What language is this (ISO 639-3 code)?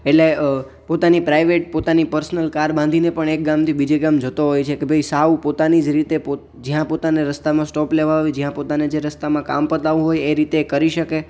guj